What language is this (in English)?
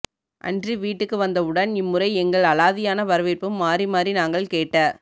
Tamil